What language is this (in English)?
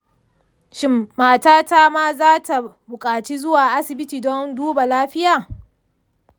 Hausa